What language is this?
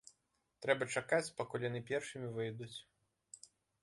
Belarusian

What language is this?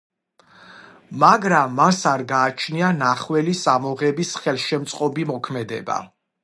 Georgian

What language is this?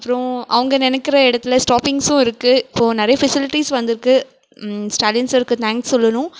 Tamil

